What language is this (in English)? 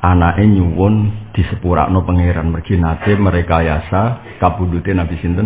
Indonesian